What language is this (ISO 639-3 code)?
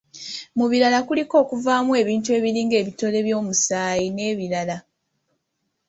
lug